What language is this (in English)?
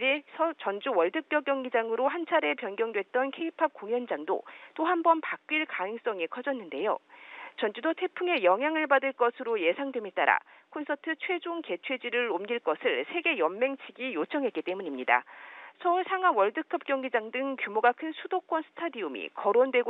Korean